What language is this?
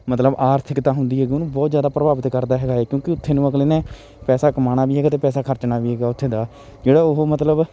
Punjabi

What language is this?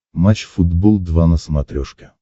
Russian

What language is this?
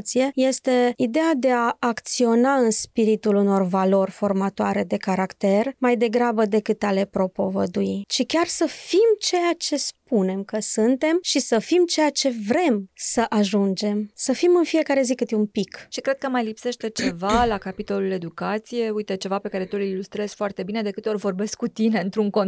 Romanian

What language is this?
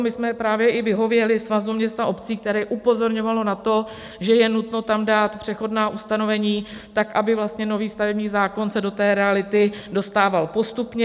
Czech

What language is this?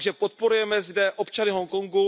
Czech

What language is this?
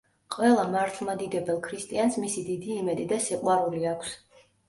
Georgian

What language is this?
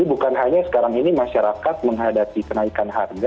Indonesian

